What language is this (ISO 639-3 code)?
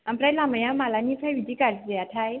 brx